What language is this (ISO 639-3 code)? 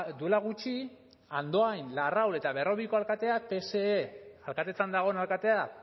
eus